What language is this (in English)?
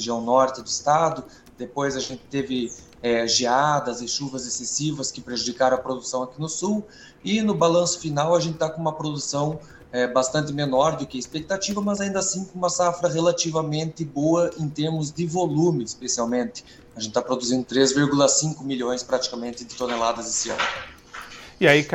Portuguese